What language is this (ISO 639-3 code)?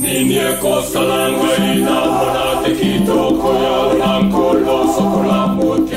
ron